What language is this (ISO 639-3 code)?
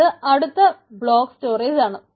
mal